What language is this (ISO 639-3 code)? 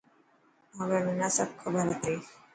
mki